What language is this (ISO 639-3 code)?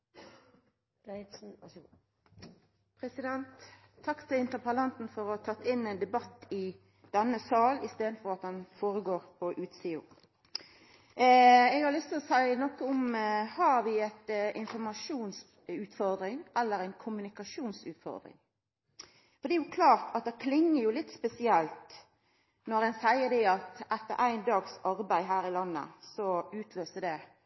nno